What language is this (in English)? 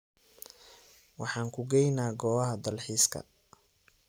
Somali